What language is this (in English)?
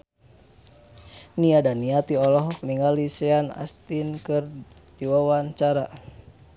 Sundanese